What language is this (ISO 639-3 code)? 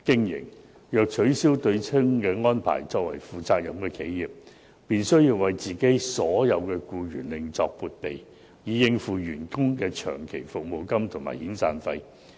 yue